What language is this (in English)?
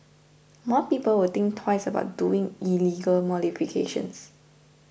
English